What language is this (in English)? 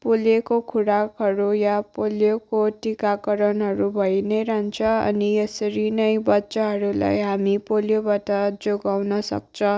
Nepali